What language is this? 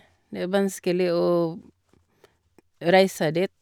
Norwegian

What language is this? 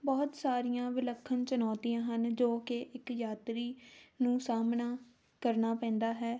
Punjabi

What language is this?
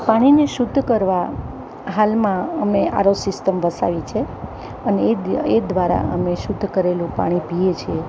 Gujarati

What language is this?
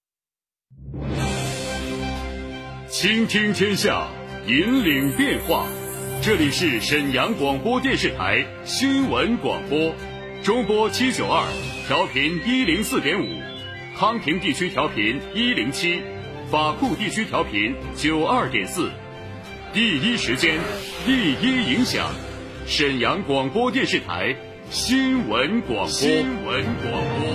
Chinese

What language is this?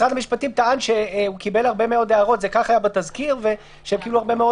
Hebrew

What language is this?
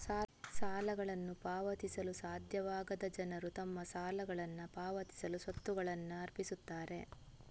Kannada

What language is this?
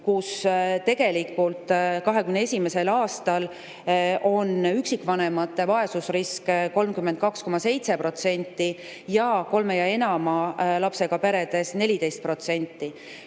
Estonian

